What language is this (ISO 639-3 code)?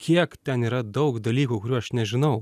lit